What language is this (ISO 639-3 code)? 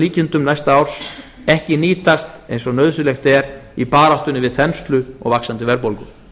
isl